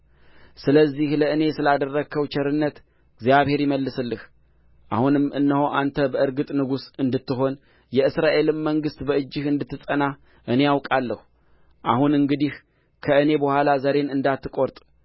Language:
Amharic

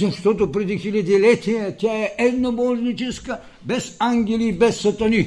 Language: Bulgarian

